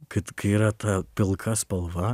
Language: Lithuanian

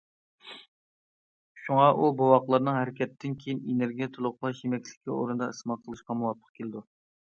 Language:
Uyghur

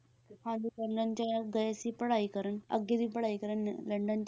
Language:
Punjabi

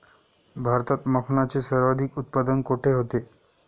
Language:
Marathi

